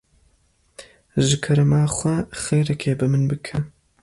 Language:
Kurdish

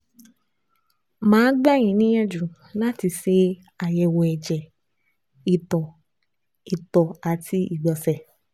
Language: Yoruba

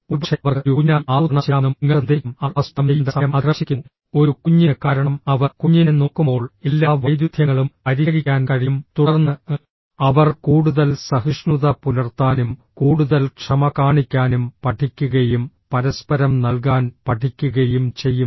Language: Malayalam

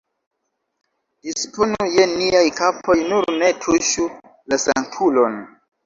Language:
Esperanto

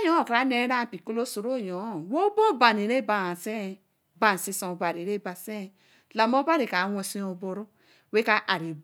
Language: Eleme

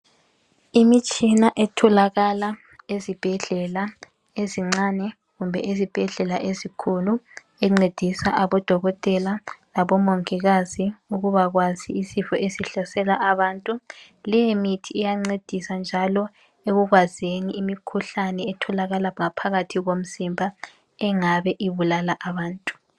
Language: North Ndebele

